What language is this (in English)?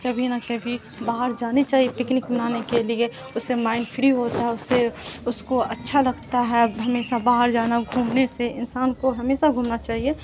Urdu